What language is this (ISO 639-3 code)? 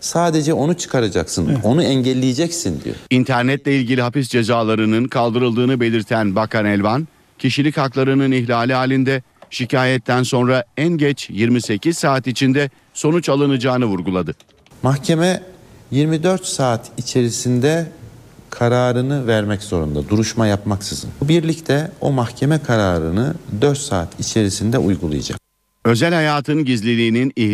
tur